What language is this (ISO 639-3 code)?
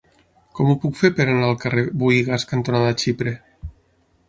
cat